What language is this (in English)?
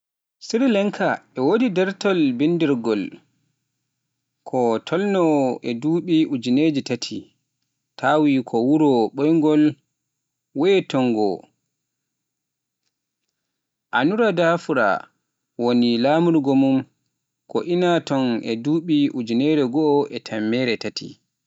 Pular